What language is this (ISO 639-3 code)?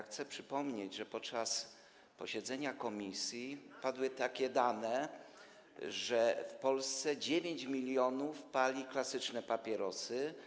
pol